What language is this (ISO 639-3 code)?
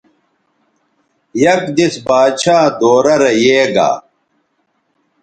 btv